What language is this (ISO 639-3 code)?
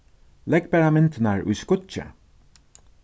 fao